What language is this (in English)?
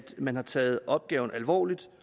Danish